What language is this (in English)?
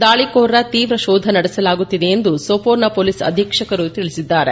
Kannada